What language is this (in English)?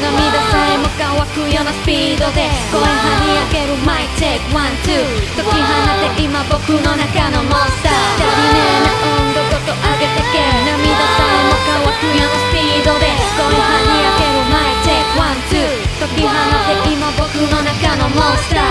Korean